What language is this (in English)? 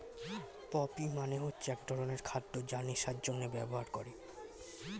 Bangla